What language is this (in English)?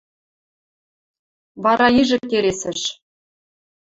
Western Mari